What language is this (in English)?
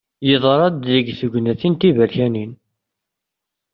Kabyle